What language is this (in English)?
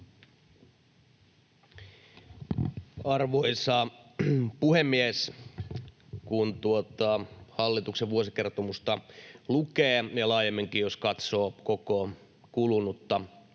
Finnish